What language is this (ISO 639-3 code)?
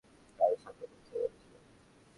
ben